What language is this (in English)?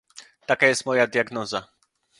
Polish